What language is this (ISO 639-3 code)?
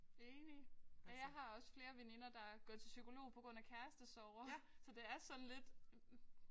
dan